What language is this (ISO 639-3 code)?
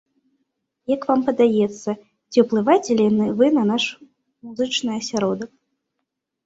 bel